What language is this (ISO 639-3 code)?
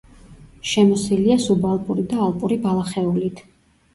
kat